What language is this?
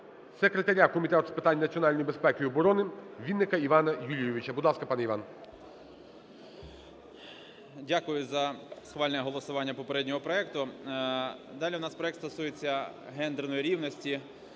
Ukrainian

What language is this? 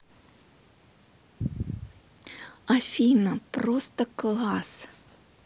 Russian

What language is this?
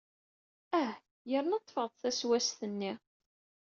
Kabyle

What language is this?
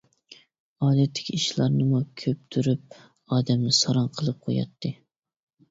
Uyghur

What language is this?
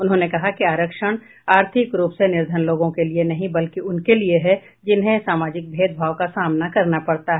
Hindi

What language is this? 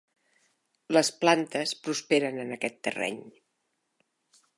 Catalan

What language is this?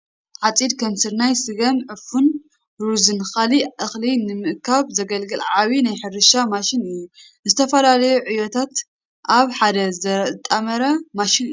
Tigrinya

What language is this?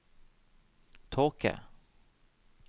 Norwegian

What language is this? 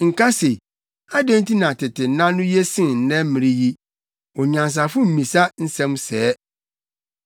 Akan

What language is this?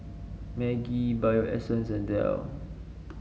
English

